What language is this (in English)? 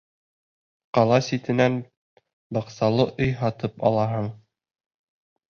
Bashkir